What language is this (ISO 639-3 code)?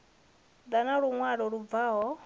ven